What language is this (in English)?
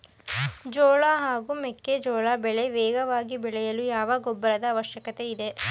Kannada